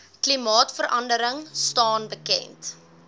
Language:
Afrikaans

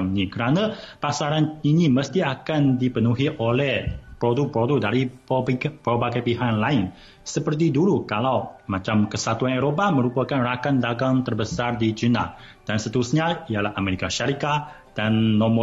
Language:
Malay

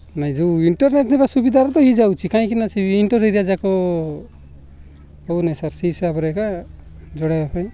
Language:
Odia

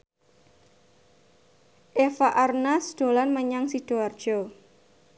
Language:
Javanese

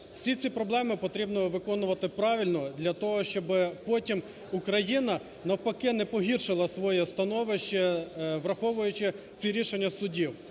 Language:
Ukrainian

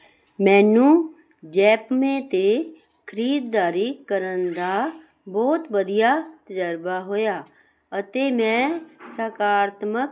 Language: Punjabi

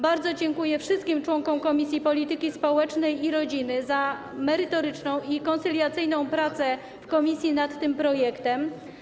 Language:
Polish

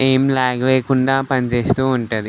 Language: Telugu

